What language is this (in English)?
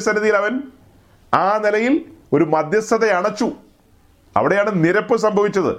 Malayalam